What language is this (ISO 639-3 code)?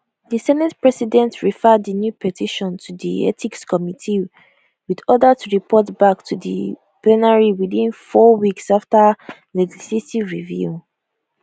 pcm